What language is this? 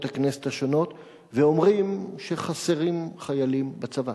Hebrew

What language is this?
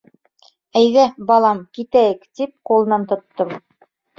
Bashkir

